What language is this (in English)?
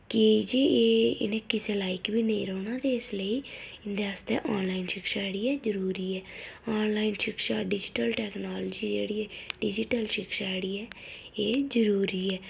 Dogri